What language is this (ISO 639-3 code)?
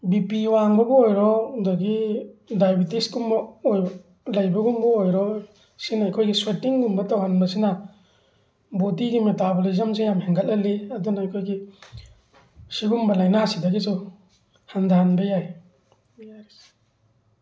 mni